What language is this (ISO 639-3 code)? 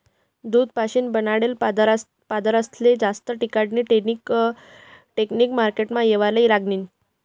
mar